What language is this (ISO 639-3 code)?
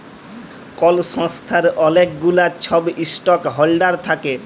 ben